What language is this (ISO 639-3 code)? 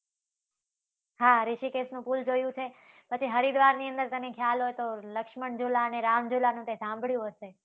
guj